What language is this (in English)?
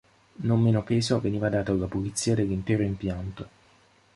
Italian